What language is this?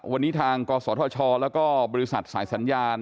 Thai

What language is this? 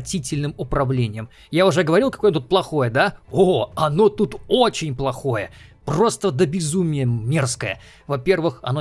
Russian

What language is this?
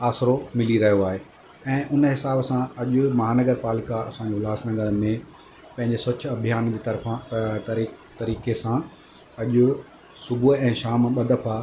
Sindhi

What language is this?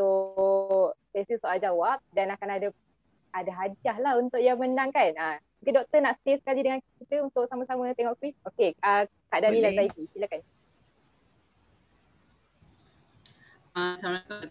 Malay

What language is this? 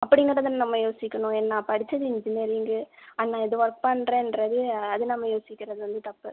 Tamil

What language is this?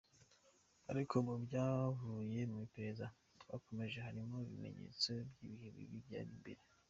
Kinyarwanda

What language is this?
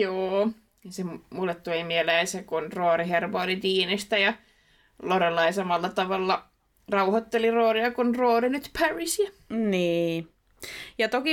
Finnish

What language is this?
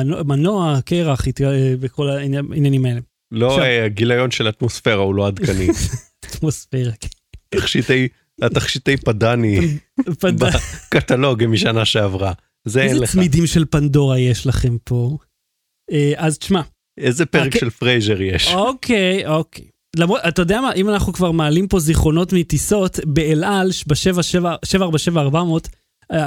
Hebrew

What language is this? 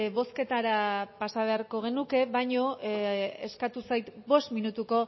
Basque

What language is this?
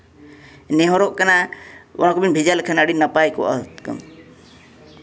Santali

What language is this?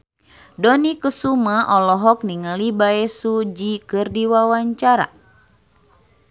Sundanese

